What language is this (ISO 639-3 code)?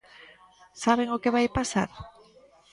glg